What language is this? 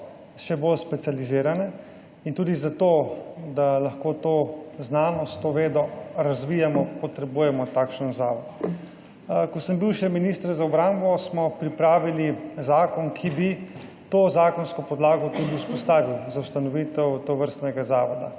Slovenian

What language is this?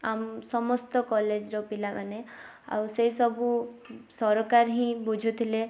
Odia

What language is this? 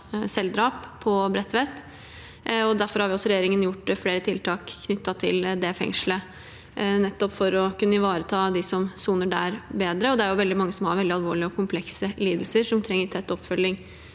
Norwegian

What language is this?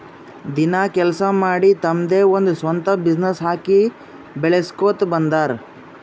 Kannada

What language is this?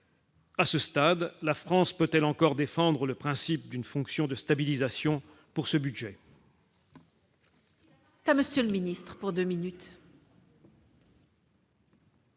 French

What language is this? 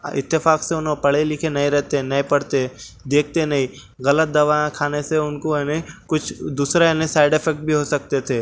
Urdu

